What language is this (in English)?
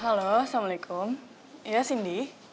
Indonesian